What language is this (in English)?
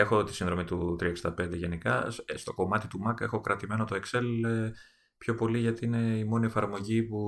Greek